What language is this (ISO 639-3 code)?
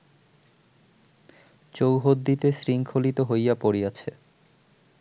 ben